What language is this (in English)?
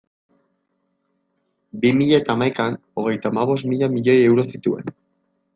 Basque